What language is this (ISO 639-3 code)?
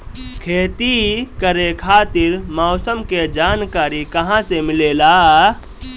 bho